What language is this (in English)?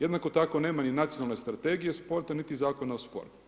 Croatian